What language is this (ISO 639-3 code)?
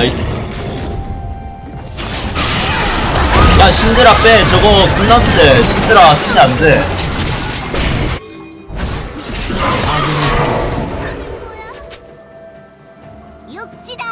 kor